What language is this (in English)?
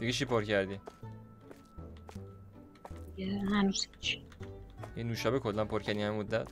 Persian